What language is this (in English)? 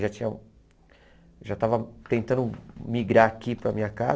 Portuguese